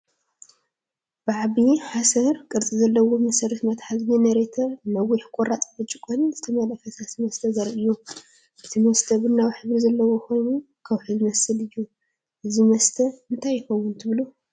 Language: Tigrinya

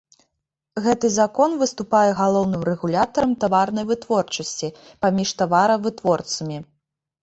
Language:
Belarusian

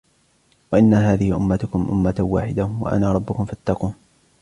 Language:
Arabic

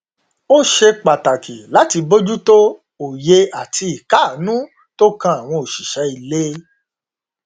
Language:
Yoruba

